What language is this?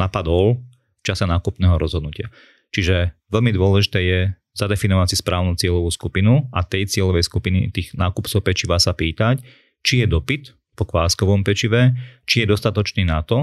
Slovak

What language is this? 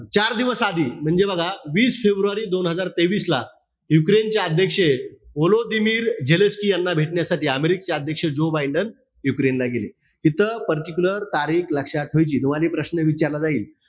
Marathi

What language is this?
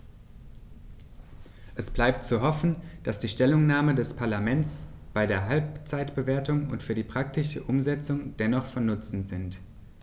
German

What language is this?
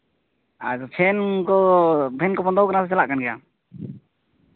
Santali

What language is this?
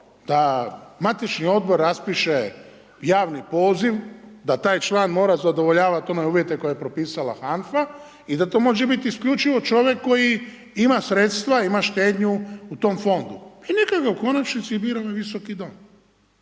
Croatian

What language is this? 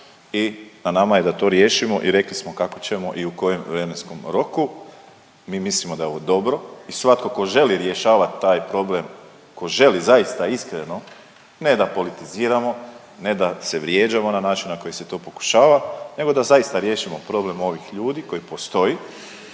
Croatian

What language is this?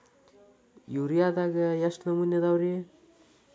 Kannada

